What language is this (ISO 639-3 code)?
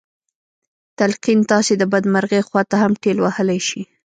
pus